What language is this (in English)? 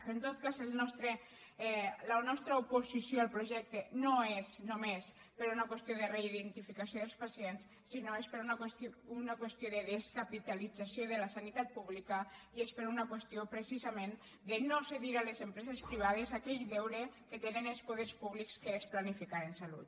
Catalan